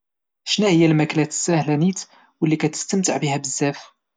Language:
Moroccan Arabic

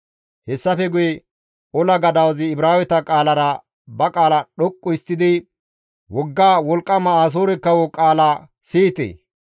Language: Gamo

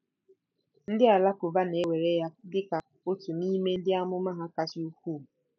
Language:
Igbo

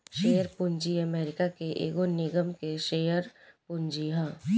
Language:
Bhojpuri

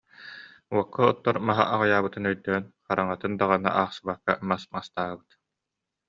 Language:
Yakut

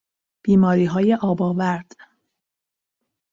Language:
Persian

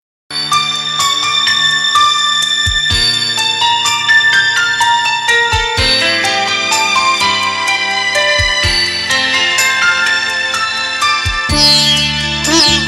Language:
Malayalam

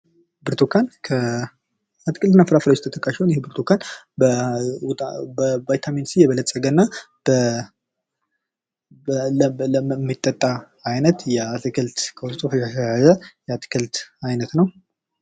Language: Amharic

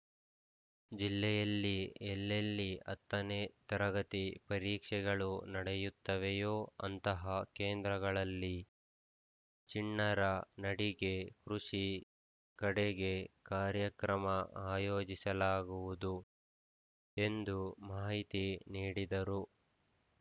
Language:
Kannada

